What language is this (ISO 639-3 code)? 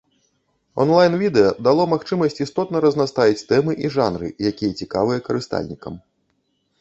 bel